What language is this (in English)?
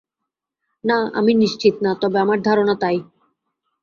Bangla